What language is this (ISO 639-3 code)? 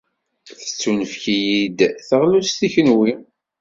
kab